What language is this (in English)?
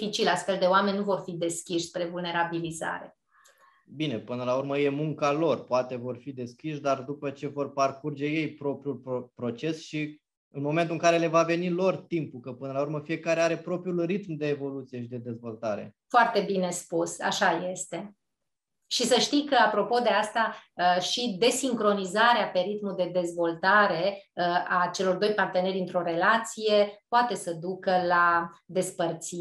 Romanian